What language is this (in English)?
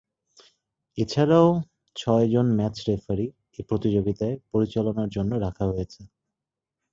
Bangla